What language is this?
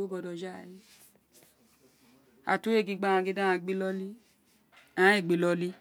Isekiri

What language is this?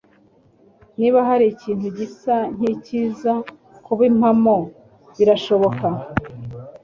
Kinyarwanda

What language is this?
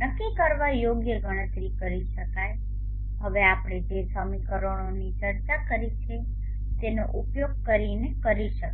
Gujarati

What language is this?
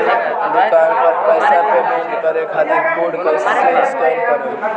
Bhojpuri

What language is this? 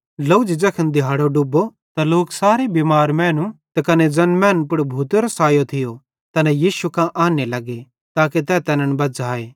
Bhadrawahi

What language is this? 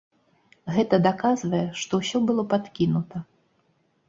Belarusian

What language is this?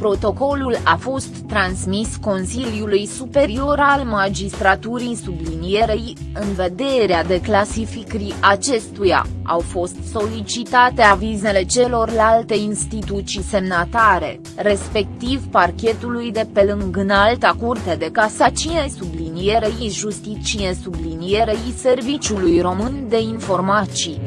Romanian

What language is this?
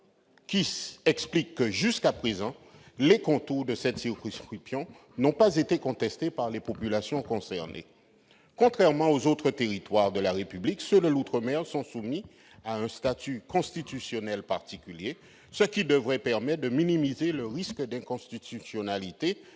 French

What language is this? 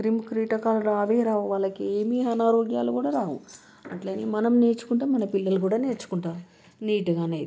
Telugu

